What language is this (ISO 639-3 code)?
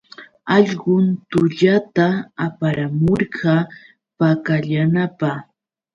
qux